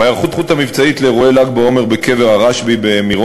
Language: Hebrew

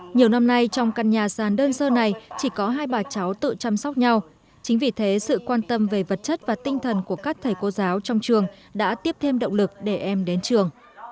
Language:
Vietnamese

